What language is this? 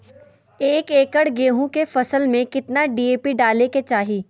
Magahi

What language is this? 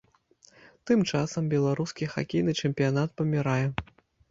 Belarusian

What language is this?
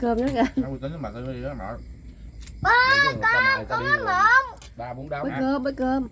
Vietnamese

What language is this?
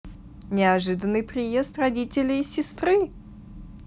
Russian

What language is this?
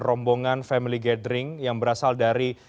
Indonesian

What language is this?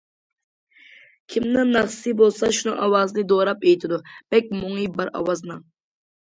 Uyghur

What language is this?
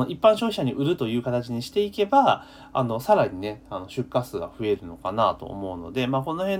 Japanese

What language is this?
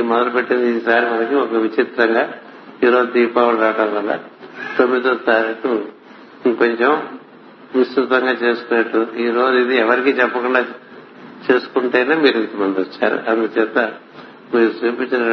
Telugu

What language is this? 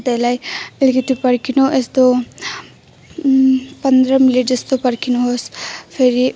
Nepali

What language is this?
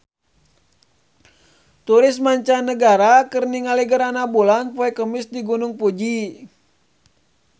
Sundanese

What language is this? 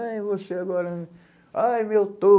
Portuguese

